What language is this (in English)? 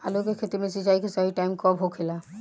Bhojpuri